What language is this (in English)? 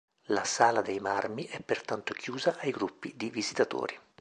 Italian